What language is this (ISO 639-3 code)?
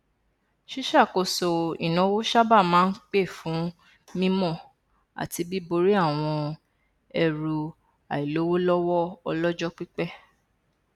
yor